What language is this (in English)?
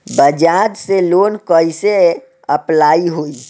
Bhojpuri